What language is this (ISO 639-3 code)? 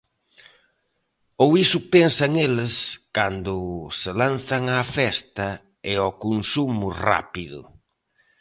glg